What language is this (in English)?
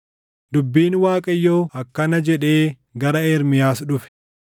Oromo